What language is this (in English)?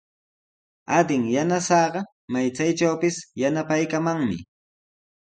Sihuas Ancash Quechua